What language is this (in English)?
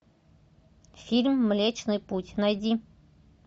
Russian